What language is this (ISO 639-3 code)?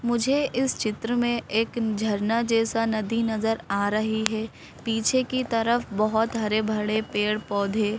hin